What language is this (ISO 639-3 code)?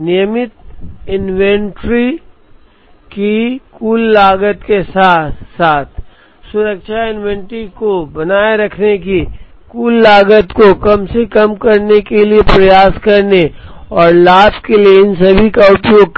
hin